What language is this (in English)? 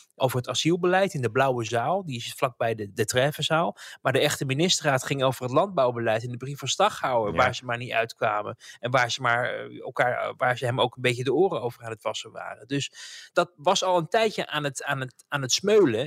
Dutch